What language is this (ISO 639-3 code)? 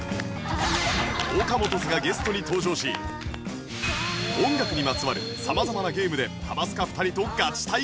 jpn